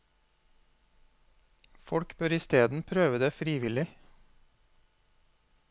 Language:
Norwegian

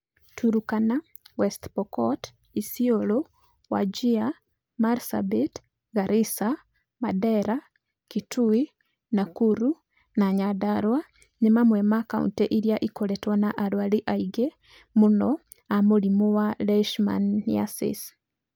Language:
Kikuyu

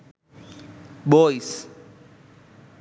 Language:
Sinhala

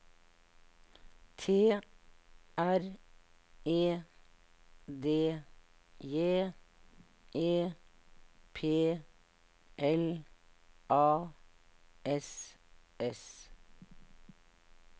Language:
Norwegian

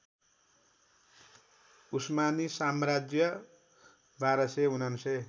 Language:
Nepali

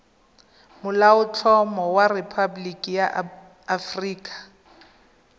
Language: Tswana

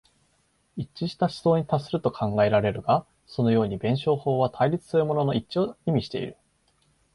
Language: Japanese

